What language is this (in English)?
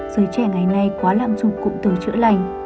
Vietnamese